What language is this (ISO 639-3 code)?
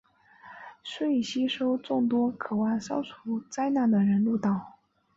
zho